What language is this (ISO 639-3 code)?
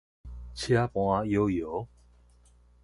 nan